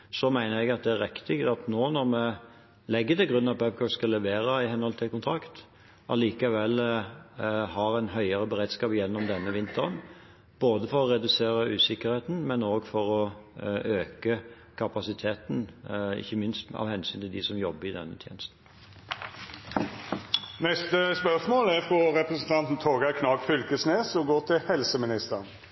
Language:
Norwegian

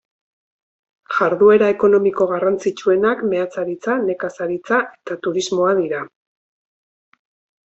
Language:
Basque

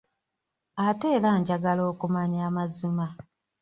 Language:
Ganda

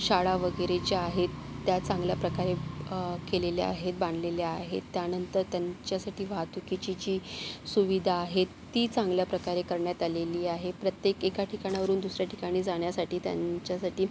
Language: Marathi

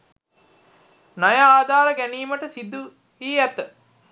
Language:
Sinhala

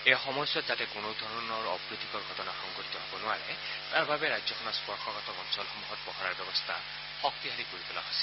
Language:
Assamese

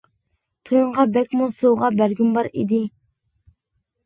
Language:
Uyghur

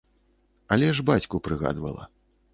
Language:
Belarusian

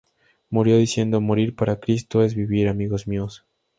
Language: Spanish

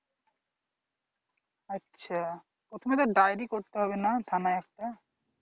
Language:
Bangla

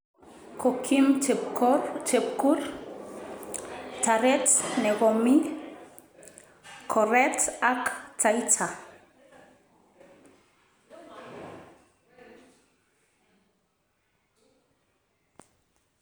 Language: Kalenjin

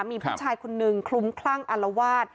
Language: Thai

